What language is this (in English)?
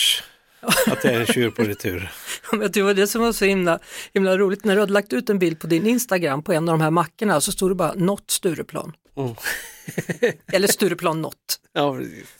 Swedish